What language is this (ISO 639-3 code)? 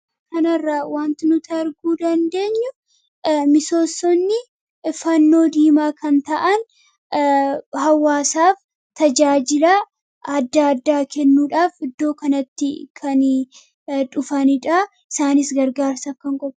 orm